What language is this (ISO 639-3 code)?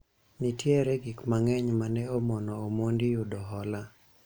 luo